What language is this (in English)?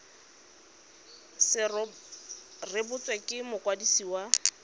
Tswana